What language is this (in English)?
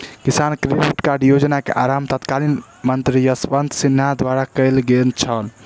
Maithili